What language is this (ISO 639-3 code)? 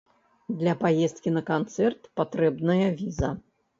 bel